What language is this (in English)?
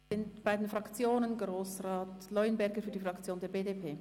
Swiss German